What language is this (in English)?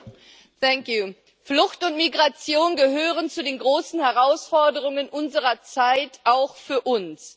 German